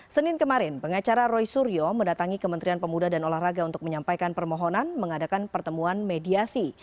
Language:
Indonesian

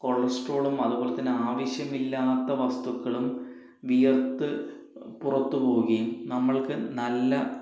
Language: Malayalam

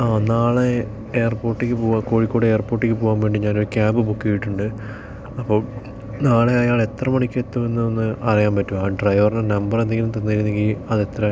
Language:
Malayalam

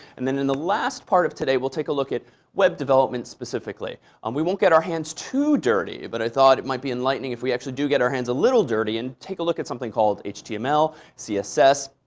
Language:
English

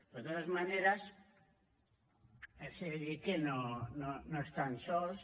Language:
Catalan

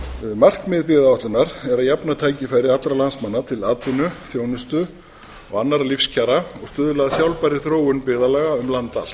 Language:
Icelandic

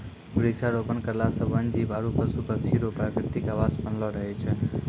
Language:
Maithili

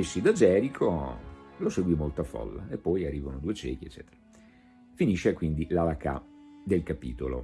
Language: Italian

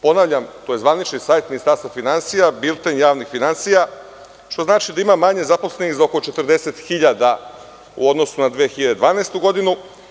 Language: Serbian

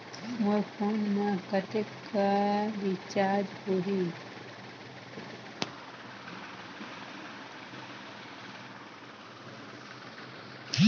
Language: Chhattisgarhi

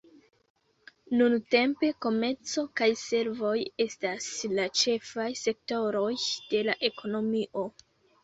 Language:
Esperanto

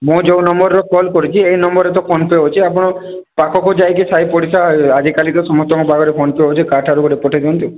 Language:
Odia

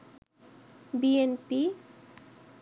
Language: Bangla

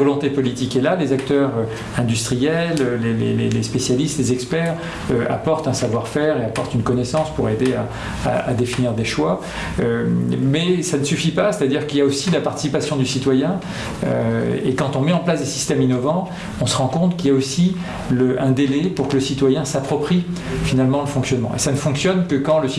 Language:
French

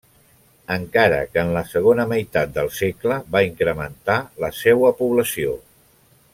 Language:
Catalan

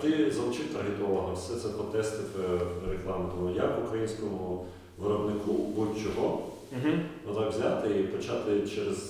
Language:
Ukrainian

